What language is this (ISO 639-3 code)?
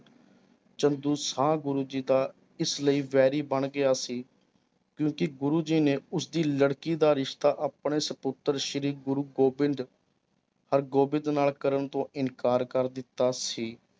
pan